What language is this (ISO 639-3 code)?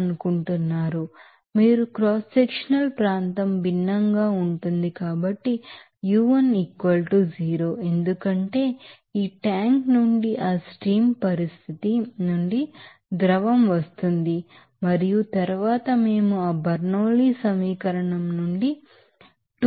tel